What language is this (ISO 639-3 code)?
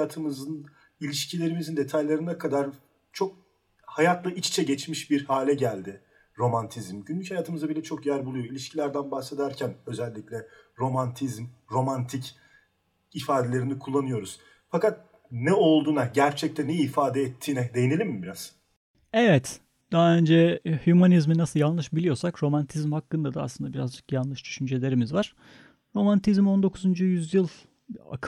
tur